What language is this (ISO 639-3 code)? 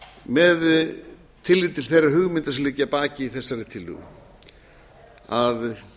isl